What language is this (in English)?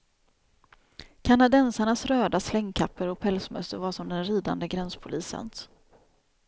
Swedish